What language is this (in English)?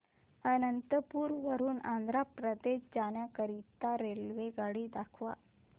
Marathi